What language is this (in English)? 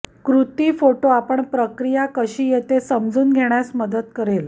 Marathi